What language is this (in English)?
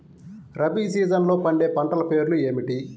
Telugu